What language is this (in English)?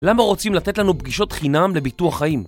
Hebrew